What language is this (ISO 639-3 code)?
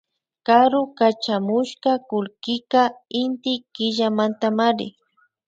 qvi